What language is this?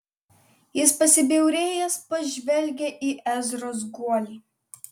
Lithuanian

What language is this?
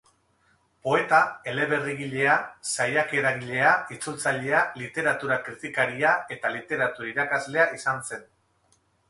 Basque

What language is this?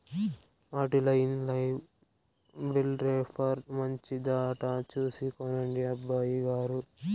Telugu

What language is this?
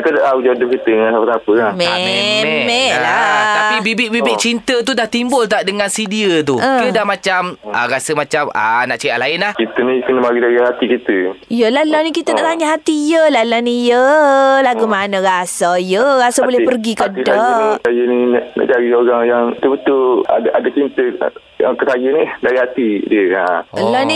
Malay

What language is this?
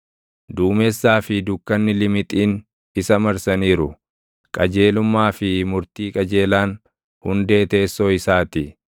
Oromo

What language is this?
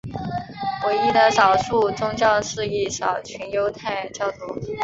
Chinese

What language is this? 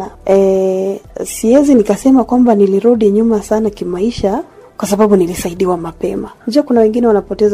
Swahili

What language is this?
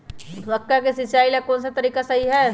Magahi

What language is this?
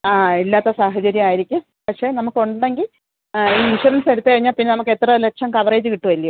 Malayalam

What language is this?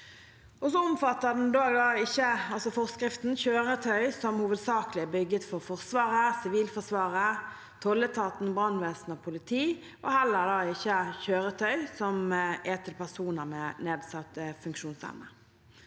Norwegian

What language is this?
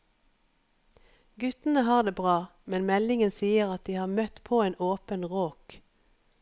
Norwegian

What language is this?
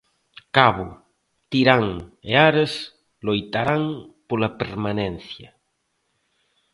Galician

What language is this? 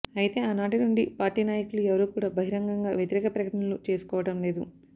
Telugu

